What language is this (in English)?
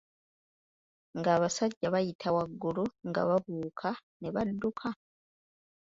Ganda